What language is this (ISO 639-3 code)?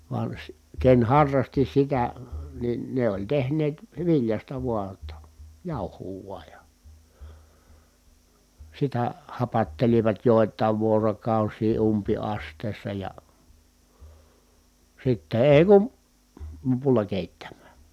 fin